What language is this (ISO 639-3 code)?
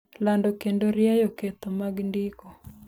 luo